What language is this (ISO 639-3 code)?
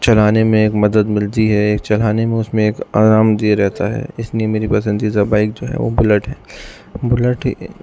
urd